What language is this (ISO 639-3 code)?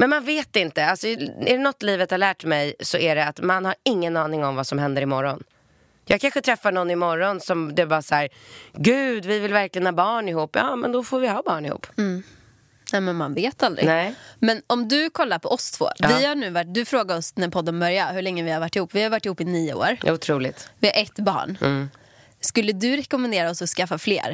swe